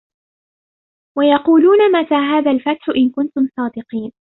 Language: Arabic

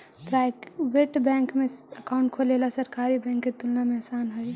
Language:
Magahi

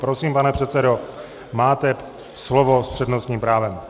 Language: Czech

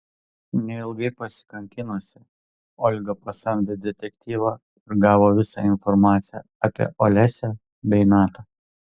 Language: Lithuanian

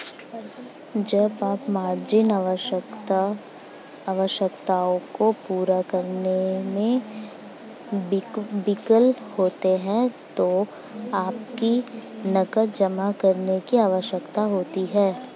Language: Hindi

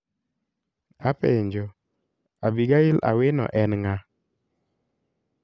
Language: Luo (Kenya and Tanzania)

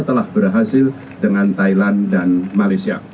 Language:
Indonesian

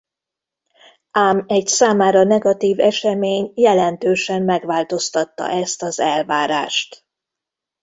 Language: Hungarian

